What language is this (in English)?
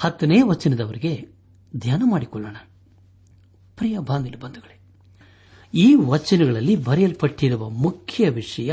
Kannada